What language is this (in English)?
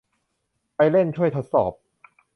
Thai